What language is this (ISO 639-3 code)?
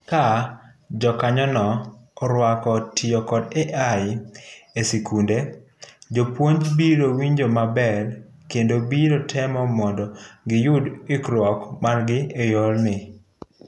luo